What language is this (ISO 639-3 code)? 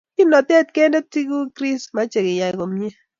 kln